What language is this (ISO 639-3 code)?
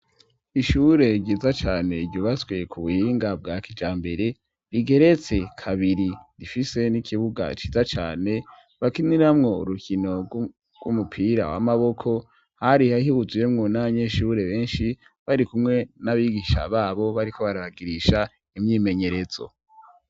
run